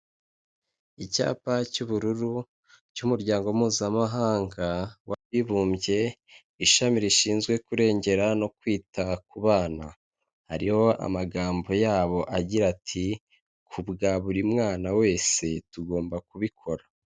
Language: Kinyarwanda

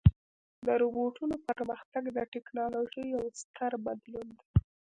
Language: Pashto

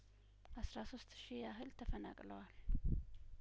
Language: Amharic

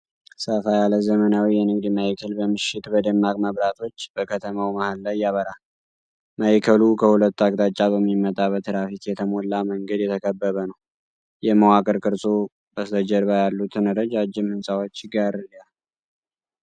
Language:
Amharic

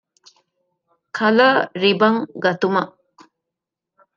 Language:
Divehi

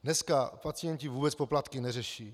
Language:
Czech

